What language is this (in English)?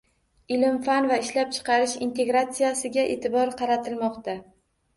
Uzbek